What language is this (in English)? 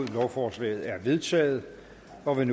Danish